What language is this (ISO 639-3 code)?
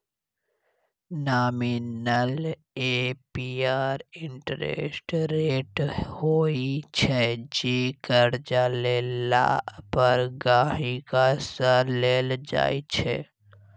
mai